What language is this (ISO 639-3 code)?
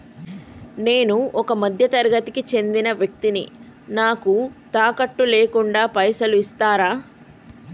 tel